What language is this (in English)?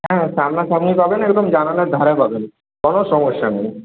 Bangla